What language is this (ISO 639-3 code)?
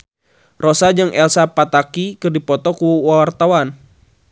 sun